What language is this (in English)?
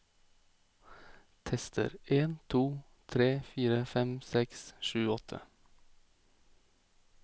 Norwegian